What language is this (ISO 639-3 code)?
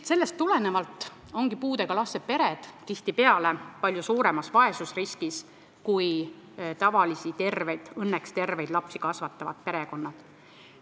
est